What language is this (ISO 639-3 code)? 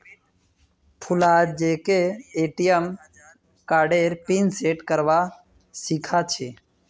mag